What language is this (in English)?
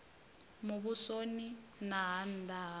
Venda